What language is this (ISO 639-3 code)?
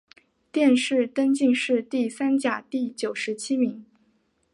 zho